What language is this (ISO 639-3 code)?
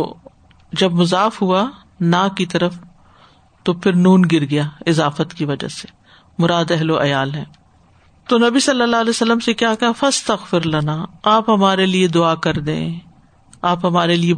urd